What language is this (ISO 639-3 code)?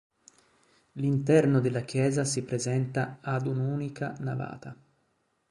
ita